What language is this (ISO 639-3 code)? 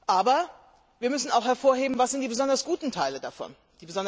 deu